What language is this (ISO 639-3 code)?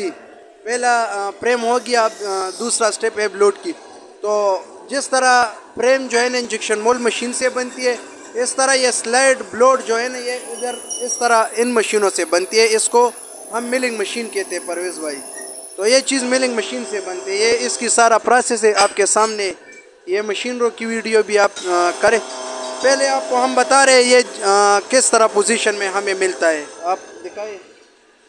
hin